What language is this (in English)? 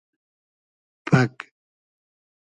Hazaragi